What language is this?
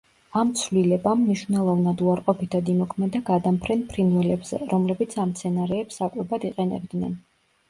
Georgian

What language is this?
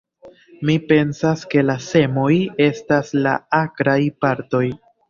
Esperanto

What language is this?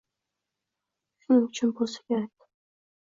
Uzbek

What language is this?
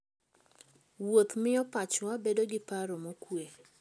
Luo (Kenya and Tanzania)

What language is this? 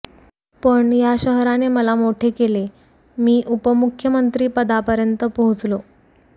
Marathi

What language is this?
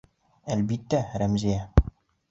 Bashkir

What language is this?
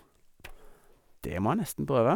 Norwegian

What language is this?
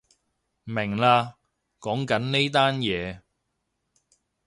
Cantonese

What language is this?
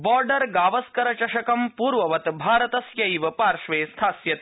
Sanskrit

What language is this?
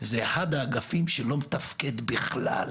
Hebrew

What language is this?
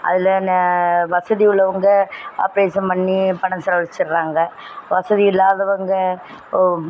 Tamil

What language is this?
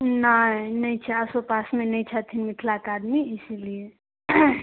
Maithili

